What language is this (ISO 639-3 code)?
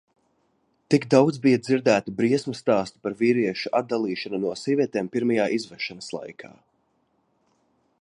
lav